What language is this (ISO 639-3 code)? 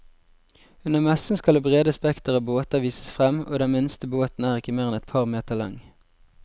nor